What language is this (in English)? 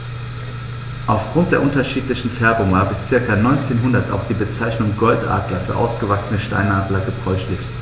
German